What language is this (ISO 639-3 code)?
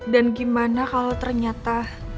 ind